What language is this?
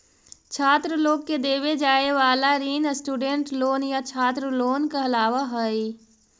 Magahi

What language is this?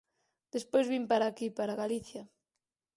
Galician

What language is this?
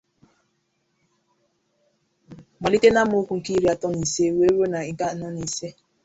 Igbo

